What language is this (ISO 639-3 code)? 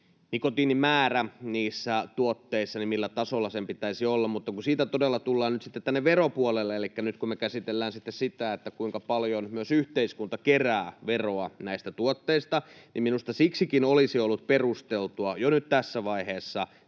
fin